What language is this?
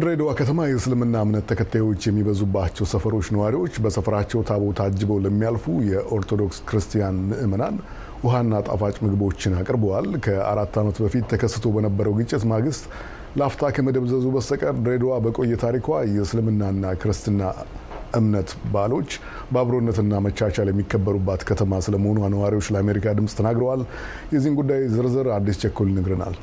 Amharic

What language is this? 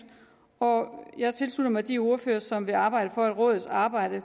Danish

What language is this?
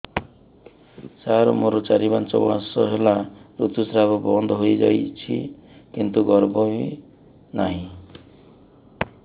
Odia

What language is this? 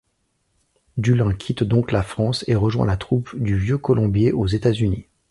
French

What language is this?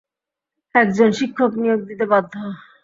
Bangla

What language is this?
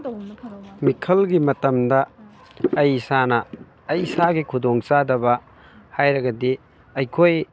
Manipuri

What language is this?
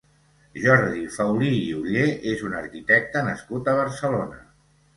Catalan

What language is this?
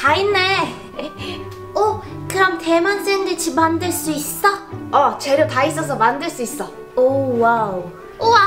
Korean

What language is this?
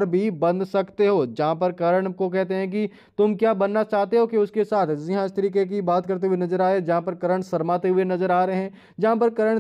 Hindi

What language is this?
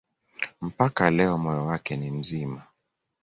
Swahili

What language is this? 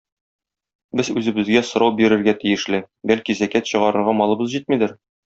Tatar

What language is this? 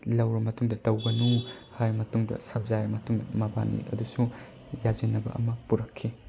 Manipuri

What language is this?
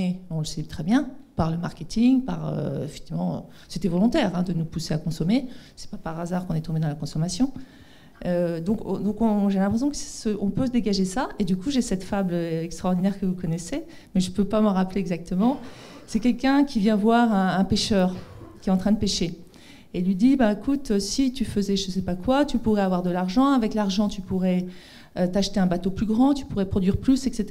French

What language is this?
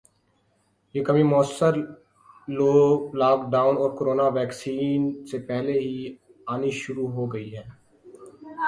Urdu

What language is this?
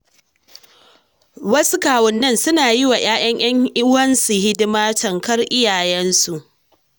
Hausa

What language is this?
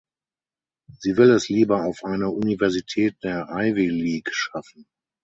German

